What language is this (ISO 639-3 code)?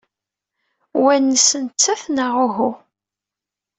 kab